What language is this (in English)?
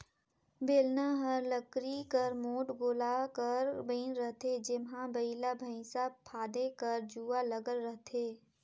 Chhattisgarhi